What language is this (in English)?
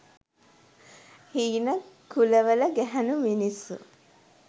Sinhala